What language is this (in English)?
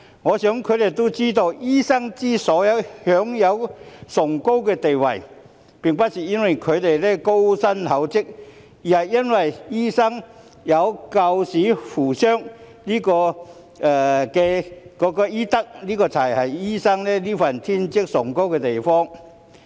Cantonese